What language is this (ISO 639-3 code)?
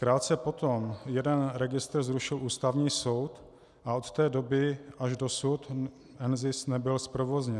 ces